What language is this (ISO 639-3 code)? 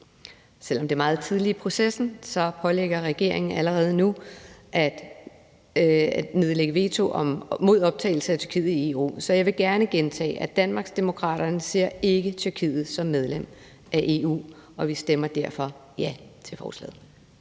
dan